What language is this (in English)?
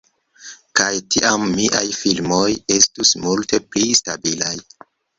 Esperanto